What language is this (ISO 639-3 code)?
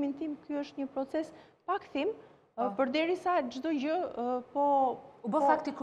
ron